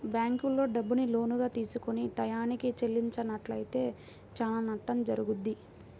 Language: Telugu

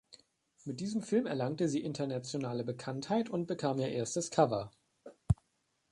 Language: German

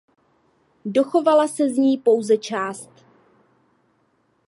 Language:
Czech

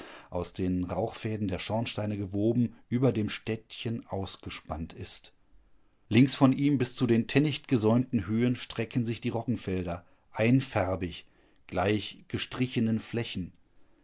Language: German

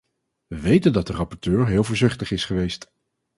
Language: Dutch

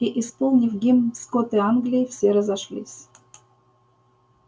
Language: Russian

